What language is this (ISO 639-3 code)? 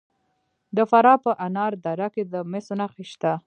pus